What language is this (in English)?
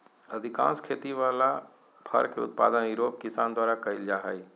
Magahi